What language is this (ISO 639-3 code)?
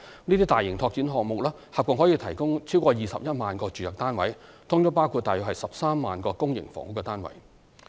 yue